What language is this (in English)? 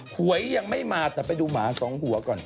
Thai